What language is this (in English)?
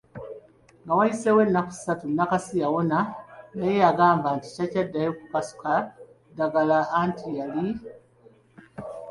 Ganda